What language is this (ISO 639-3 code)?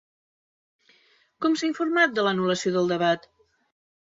cat